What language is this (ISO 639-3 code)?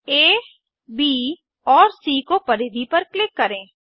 hin